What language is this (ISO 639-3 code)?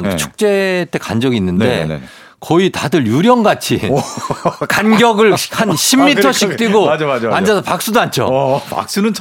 kor